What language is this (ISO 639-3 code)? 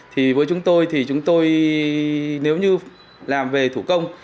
vie